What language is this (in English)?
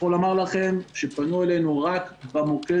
Hebrew